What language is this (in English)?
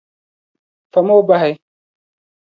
Dagbani